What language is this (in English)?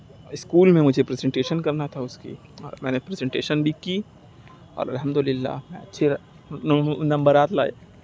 Urdu